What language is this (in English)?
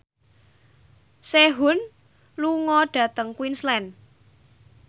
Javanese